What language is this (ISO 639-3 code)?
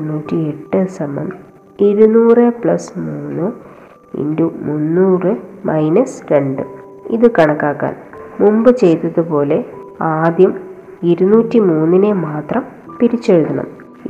mal